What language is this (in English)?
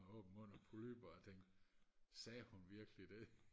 Danish